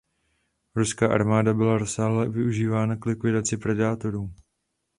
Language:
Czech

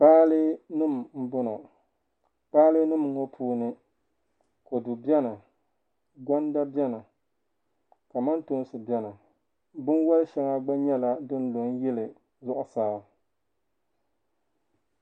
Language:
Dagbani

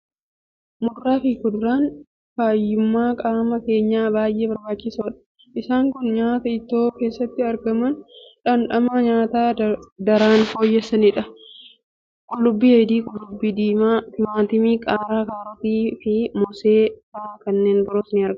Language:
Oromo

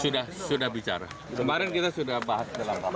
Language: Indonesian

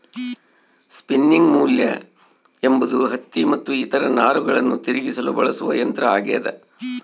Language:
Kannada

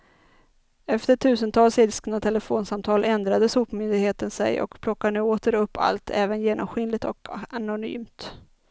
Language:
Swedish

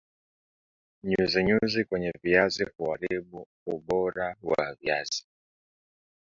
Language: Swahili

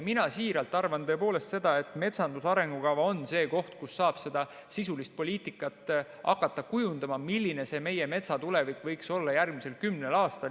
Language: Estonian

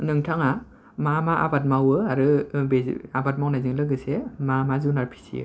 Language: Bodo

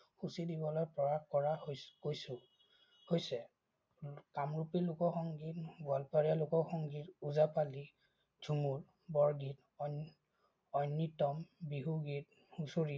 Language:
Assamese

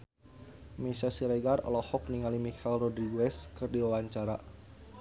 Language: Sundanese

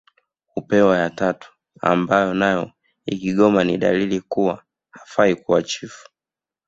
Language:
Swahili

